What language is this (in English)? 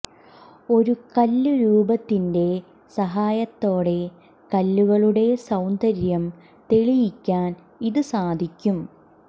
Malayalam